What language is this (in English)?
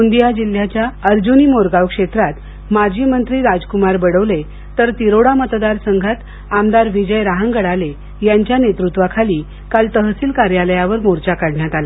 Marathi